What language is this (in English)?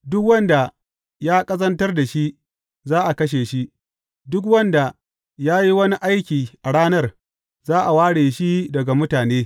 Hausa